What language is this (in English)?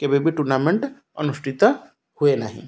Odia